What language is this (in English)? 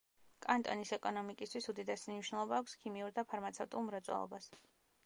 Georgian